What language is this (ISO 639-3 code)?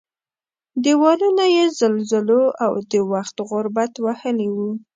pus